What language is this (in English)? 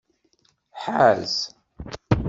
Kabyle